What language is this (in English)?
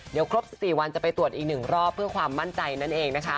Thai